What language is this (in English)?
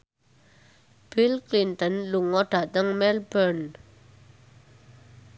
Javanese